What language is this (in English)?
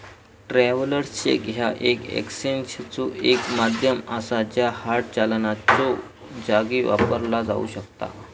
Marathi